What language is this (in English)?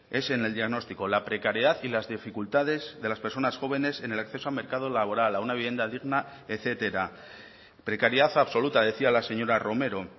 Spanish